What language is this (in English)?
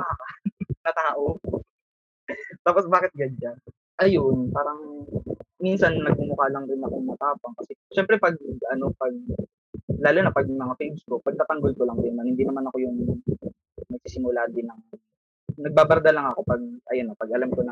Filipino